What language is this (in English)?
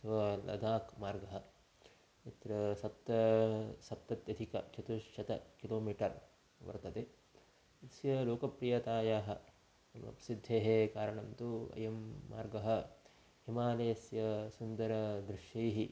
Sanskrit